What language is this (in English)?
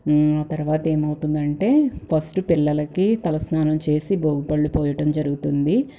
Telugu